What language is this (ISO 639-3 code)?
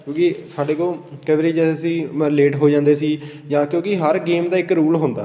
pan